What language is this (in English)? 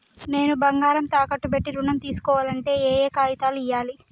Telugu